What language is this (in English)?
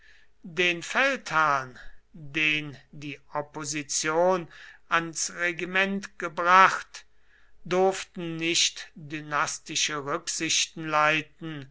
German